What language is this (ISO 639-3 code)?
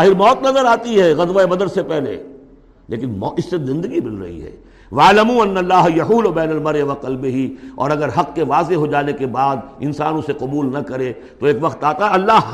urd